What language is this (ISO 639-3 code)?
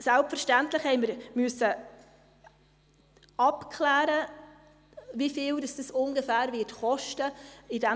gsw